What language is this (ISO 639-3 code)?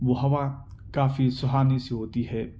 urd